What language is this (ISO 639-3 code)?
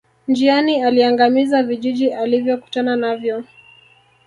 swa